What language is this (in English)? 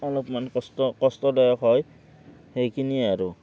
Assamese